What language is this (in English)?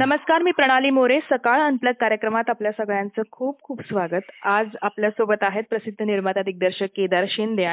Marathi